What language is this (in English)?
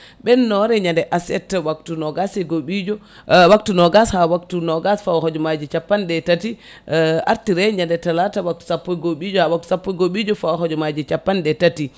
Fula